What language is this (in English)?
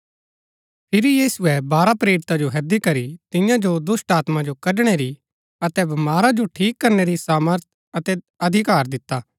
Gaddi